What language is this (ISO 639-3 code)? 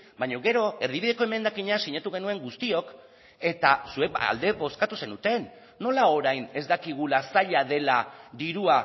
eus